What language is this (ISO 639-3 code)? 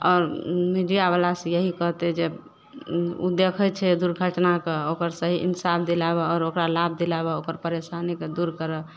mai